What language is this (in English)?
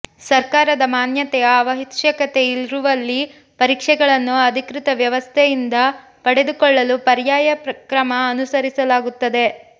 Kannada